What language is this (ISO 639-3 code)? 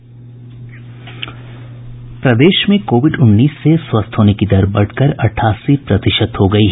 hin